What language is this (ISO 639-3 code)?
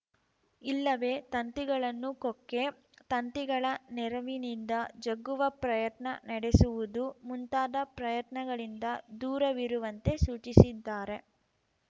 kan